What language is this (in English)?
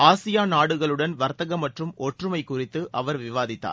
Tamil